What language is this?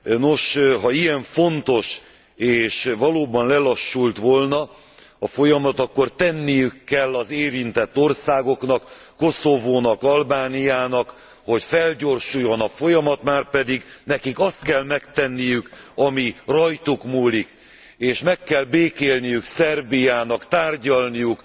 Hungarian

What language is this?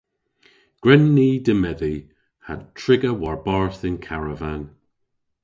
Cornish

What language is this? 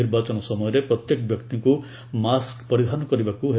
Odia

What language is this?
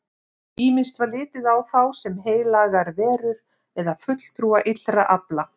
Icelandic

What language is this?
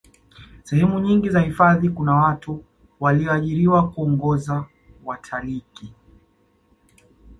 Swahili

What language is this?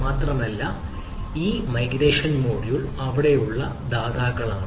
Malayalam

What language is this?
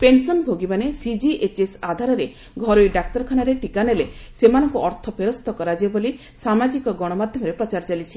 Odia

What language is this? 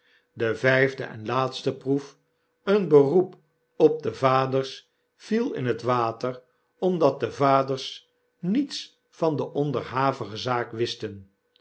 Dutch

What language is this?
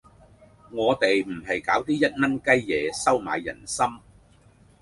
Cantonese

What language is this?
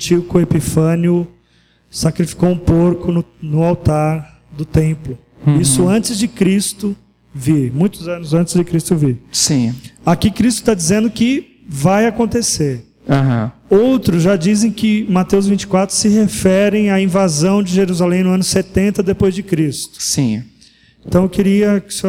Portuguese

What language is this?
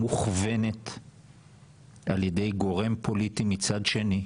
Hebrew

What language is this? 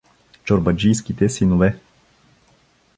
Bulgarian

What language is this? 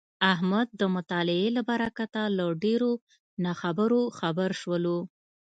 Pashto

